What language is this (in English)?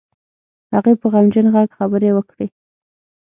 Pashto